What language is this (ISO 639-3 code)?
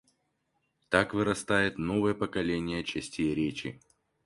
rus